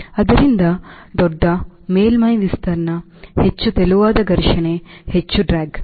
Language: Kannada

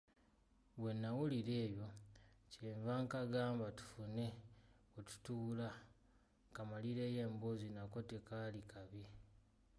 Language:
Ganda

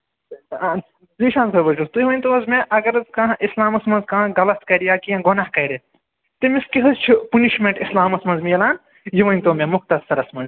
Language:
Kashmiri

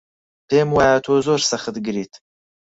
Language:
Central Kurdish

